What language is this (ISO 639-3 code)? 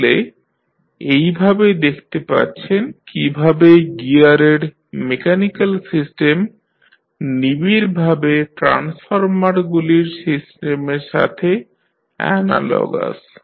ben